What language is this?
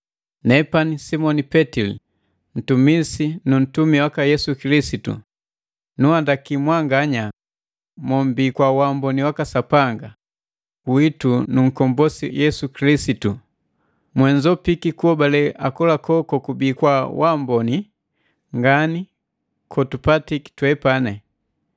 Matengo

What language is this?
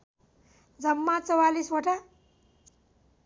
Nepali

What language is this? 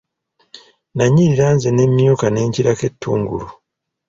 Ganda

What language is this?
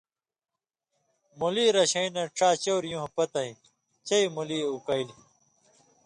Indus Kohistani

